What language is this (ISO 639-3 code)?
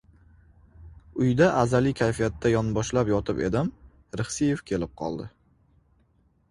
uzb